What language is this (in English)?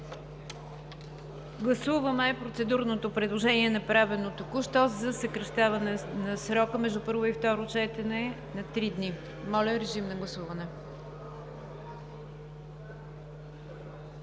Bulgarian